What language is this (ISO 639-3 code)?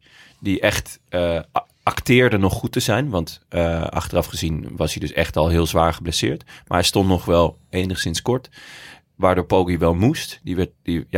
nld